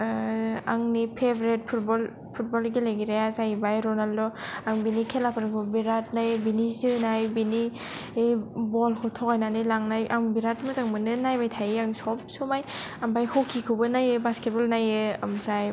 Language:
Bodo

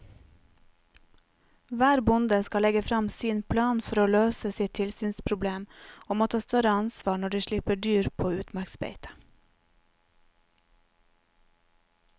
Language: Norwegian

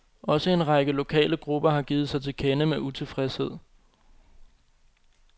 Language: Danish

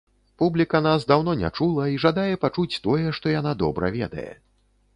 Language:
Belarusian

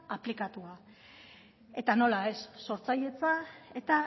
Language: Basque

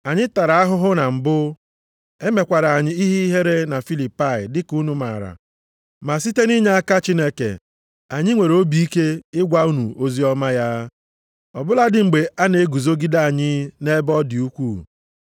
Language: Igbo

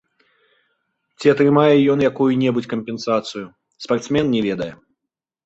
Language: Belarusian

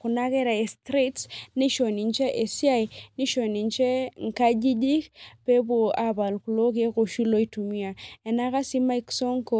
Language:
Masai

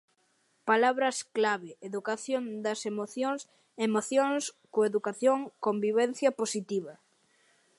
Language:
Galician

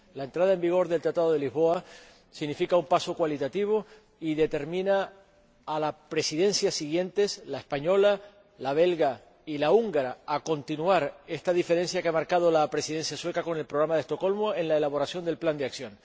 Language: Spanish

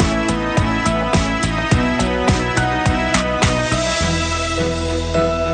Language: Vietnamese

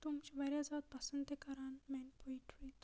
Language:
Kashmiri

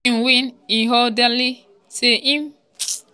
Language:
Nigerian Pidgin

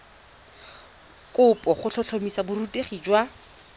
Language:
Tswana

